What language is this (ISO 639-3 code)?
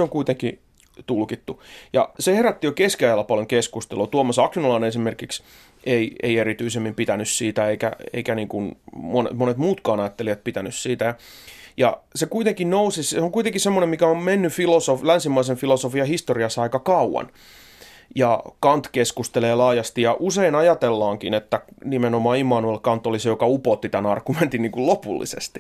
fin